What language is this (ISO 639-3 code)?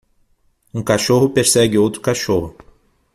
por